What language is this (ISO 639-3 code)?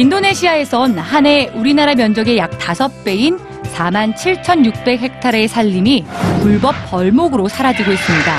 kor